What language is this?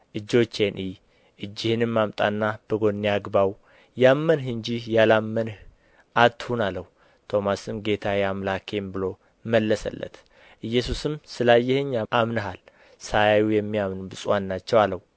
Amharic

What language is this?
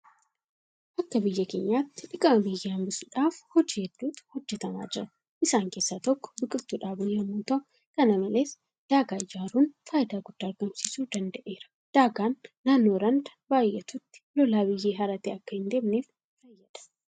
Oromo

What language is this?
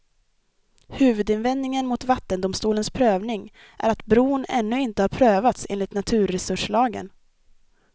Swedish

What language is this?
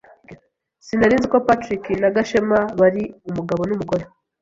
Kinyarwanda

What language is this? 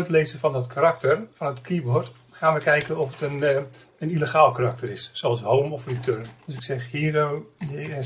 Dutch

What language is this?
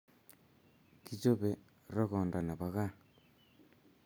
Kalenjin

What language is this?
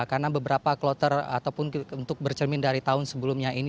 Indonesian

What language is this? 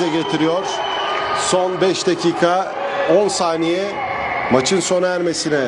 Turkish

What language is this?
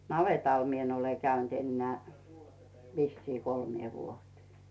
Finnish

